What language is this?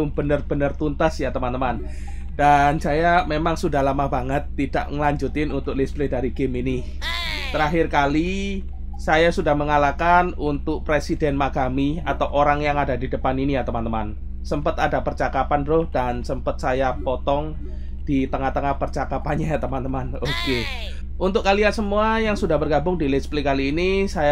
Indonesian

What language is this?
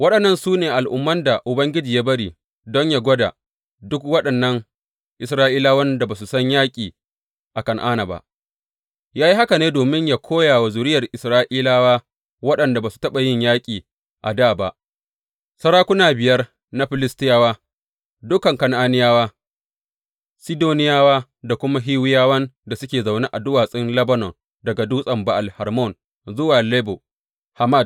Hausa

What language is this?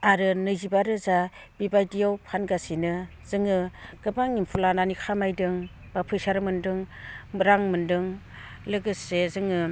Bodo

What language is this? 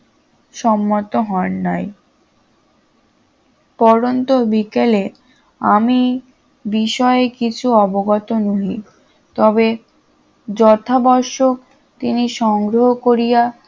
Bangla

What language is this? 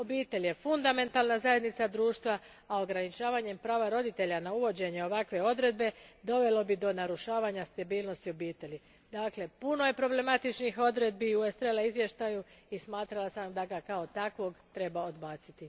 Croatian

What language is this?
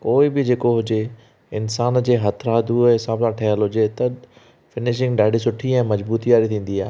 Sindhi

